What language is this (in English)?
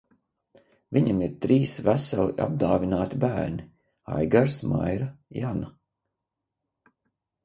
Latvian